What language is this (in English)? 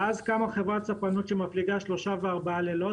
Hebrew